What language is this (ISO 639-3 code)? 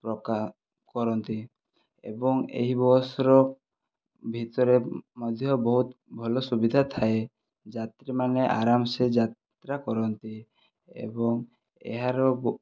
ori